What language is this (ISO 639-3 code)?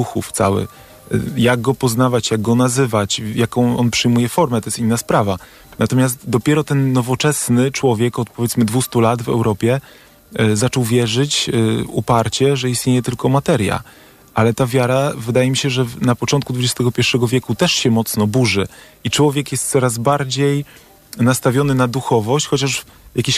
pol